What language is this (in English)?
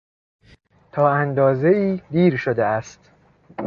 Persian